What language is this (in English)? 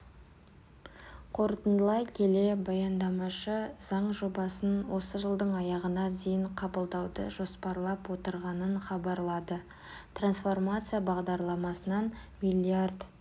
Kazakh